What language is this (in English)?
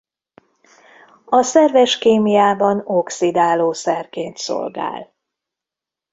Hungarian